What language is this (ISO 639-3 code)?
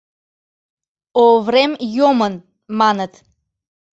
chm